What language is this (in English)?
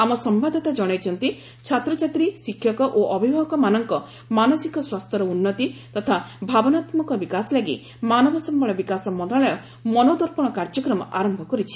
Odia